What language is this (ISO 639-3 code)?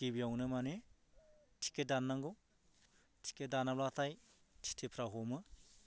brx